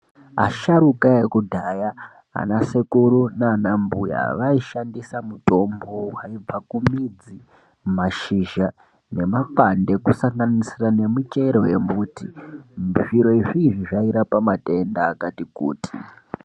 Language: Ndau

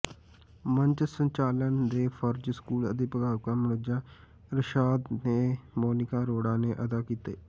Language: Punjabi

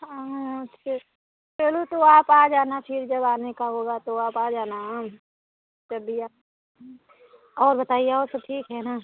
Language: Hindi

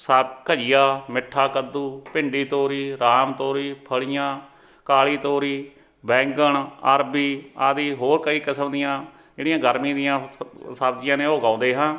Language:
Punjabi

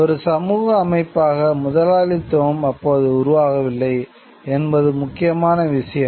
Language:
Tamil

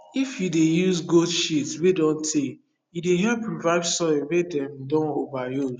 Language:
Nigerian Pidgin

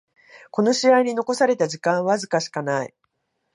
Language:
Japanese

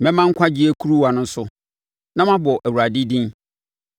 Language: Akan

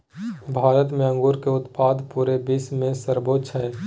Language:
Magahi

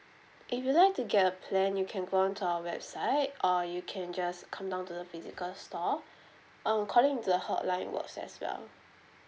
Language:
English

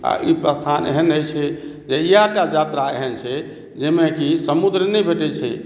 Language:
Maithili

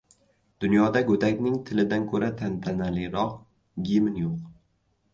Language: Uzbek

